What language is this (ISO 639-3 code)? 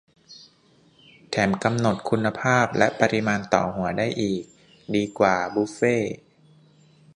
tha